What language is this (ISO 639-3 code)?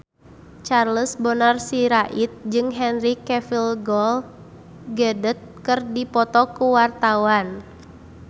sun